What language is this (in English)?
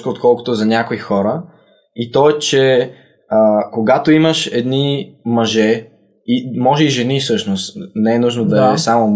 Bulgarian